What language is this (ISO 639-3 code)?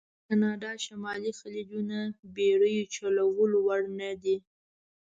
pus